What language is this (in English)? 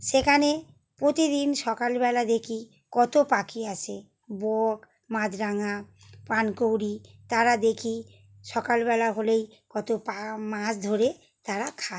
Bangla